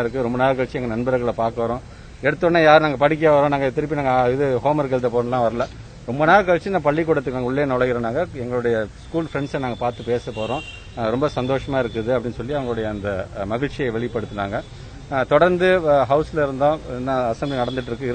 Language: Dutch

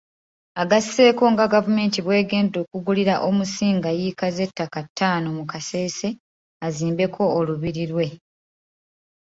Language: Ganda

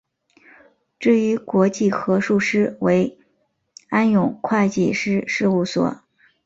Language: Chinese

